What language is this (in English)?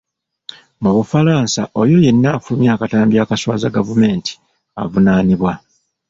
Ganda